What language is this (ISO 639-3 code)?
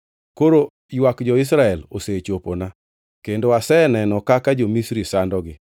luo